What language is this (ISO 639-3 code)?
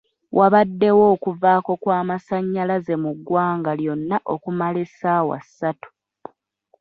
lug